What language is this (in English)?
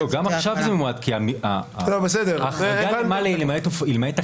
Hebrew